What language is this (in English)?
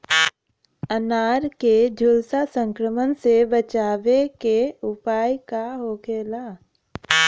Bhojpuri